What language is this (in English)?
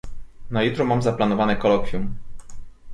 Polish